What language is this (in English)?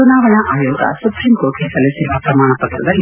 Kannada